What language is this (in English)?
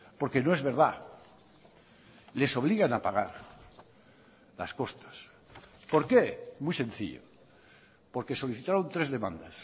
Spanish